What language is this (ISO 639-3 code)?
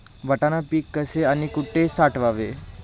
mar